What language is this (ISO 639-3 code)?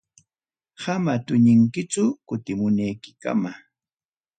quy